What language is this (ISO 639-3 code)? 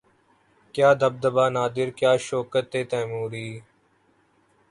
urd